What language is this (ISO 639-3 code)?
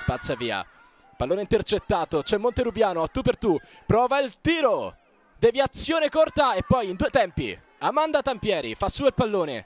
ita